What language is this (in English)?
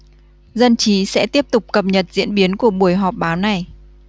Vietnamese